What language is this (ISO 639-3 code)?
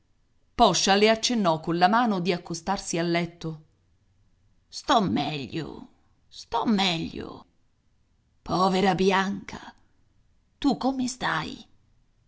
ita